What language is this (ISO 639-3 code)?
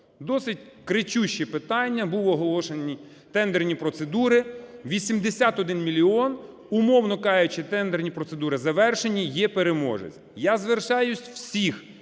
ukr